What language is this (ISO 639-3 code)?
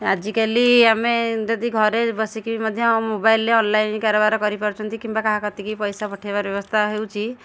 ori